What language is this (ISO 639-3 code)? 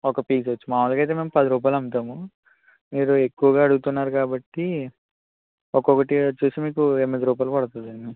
tel